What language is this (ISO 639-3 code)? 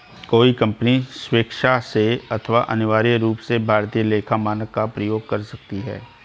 hin